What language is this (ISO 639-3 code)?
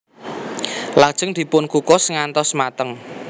jav